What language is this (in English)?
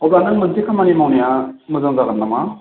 Bodo